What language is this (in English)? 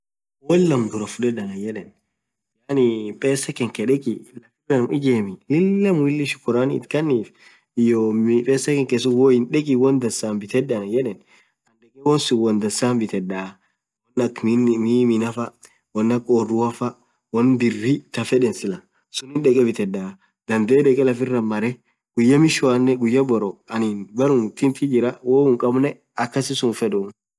Orma